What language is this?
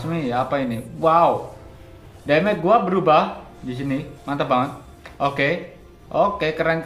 Indonesian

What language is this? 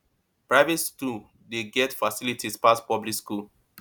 Nigerian Pidgin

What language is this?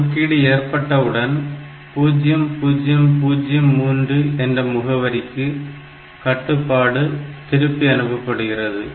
Tamil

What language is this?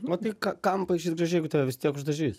Lithuanian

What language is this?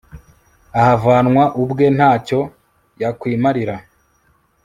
Kinyarwanda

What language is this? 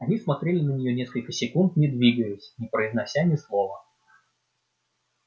Russian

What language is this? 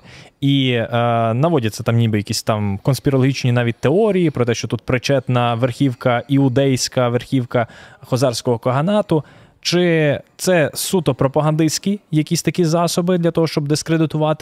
Ukrainian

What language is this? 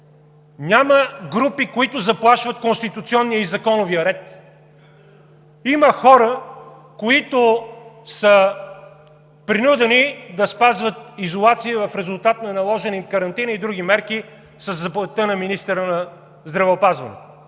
Bulgarian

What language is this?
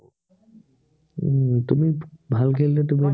Assamese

